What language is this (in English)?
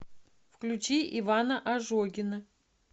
Russian